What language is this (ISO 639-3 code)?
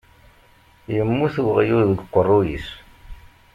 kab